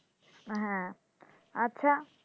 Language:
Bangla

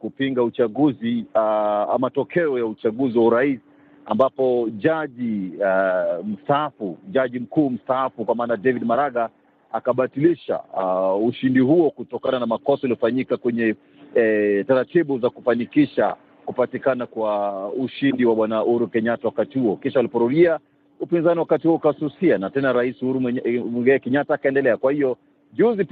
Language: Swahili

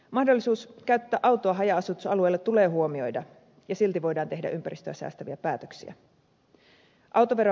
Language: Finnish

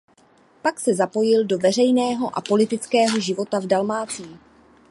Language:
Czech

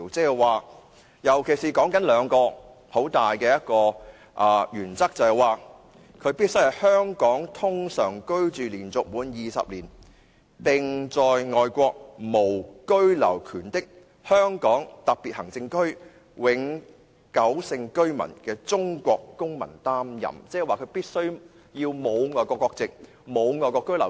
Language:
Cantonese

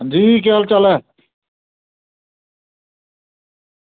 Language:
Dogri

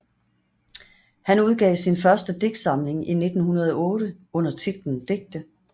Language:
Danish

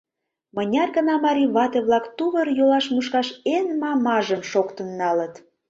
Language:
Mari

